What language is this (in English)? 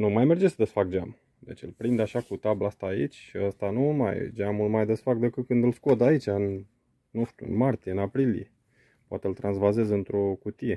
Romanian